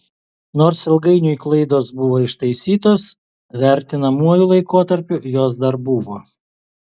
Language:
Lithuanian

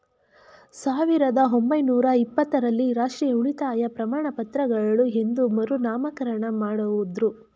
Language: Kannada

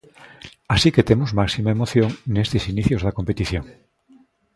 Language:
Galician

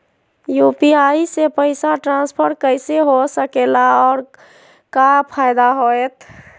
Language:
Magahi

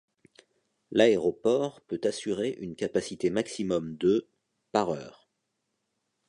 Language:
French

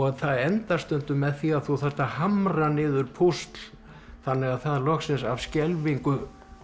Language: Icelandic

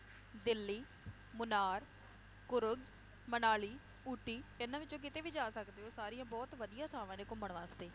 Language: Punjabi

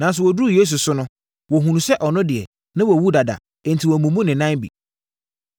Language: Akan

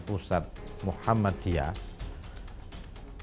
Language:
Indonesian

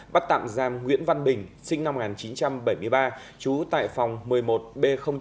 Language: Vietnamese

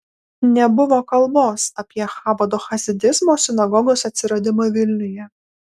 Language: Lithuanian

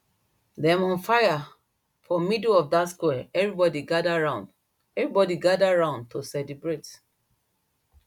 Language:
Nigerian Pidgin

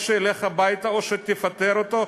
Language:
Hebrew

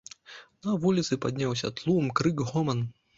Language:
Belarusian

